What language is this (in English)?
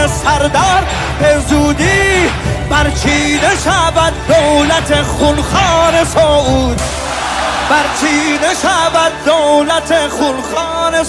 Persian